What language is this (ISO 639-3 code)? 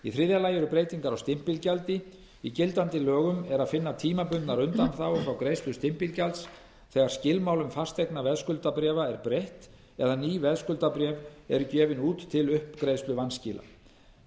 isl